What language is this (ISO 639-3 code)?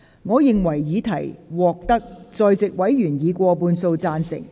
yue